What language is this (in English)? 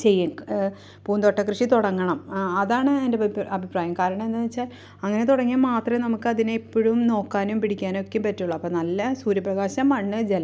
Malayalam